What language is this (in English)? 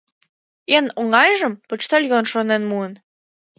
Mari